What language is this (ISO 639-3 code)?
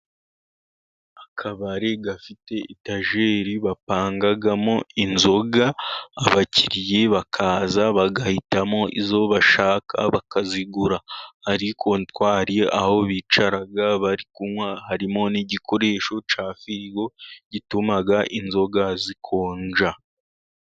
kin